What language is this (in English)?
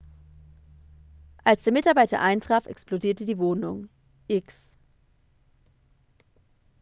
German